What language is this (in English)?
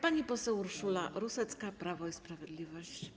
Polish